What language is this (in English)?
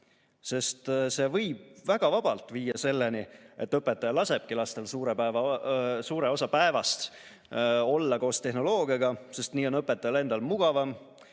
Estonian